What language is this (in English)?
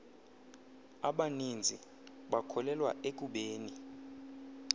Xhosa